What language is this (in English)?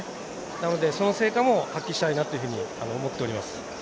Japanese